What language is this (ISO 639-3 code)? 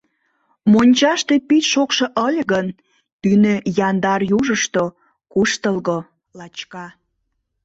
chm